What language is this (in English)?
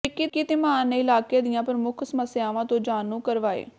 Punjabi